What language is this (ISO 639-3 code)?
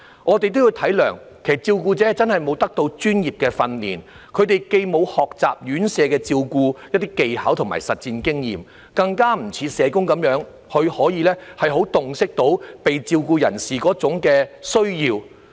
yue